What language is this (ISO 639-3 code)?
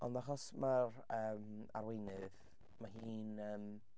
cym